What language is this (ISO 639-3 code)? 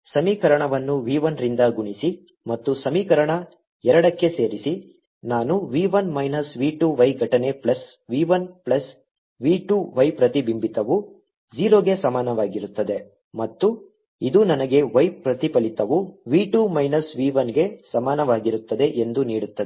kan